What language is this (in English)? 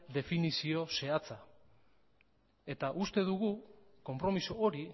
Basque